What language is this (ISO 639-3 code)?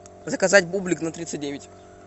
rus